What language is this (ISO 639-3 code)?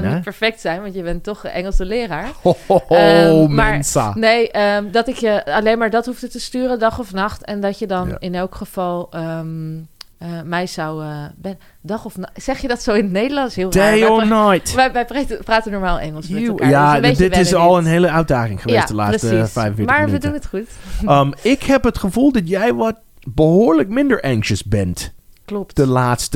nld